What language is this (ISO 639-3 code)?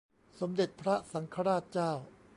tha